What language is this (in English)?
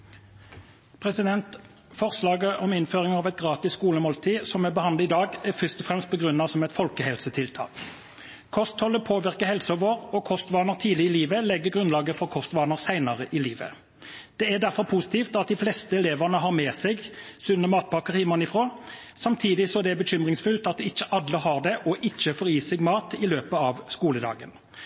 Norwegian